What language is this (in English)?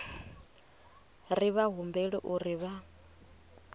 Venda